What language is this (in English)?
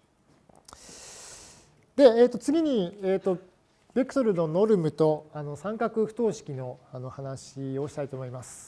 Japanese